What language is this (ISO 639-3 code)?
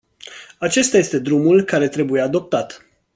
ron